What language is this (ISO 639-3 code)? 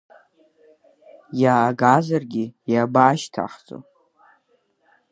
abk